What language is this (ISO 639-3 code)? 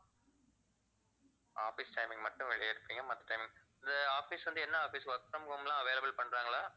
tam